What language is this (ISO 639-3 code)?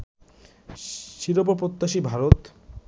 ben